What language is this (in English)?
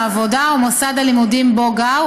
Hebrew